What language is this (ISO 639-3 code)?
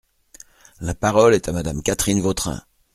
fra